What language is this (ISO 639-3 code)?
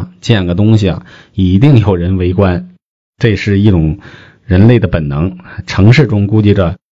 zho